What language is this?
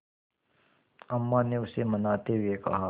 Hindi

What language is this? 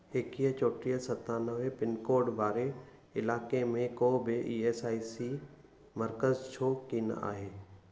Sindhi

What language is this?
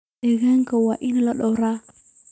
Somali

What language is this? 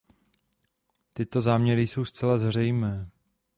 Czech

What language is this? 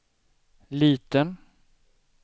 Swedish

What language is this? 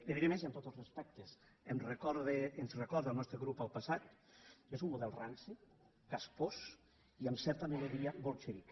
Catalan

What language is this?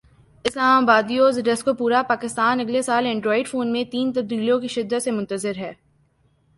Urdu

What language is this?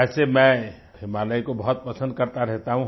Hindi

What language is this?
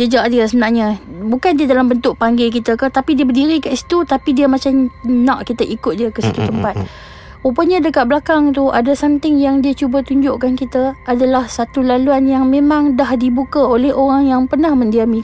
Malay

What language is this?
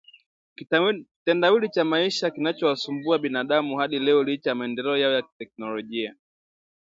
Swahili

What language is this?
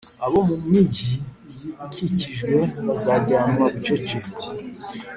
Kinyarwanda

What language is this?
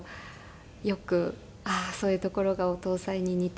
Japanese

